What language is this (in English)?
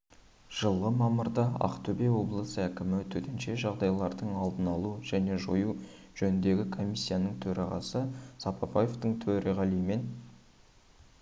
Kazakh